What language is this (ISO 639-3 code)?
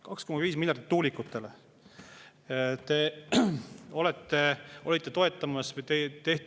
est